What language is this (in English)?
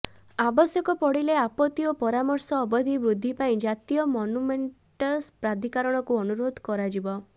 Odia